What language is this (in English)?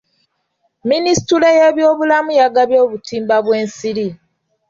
Ganda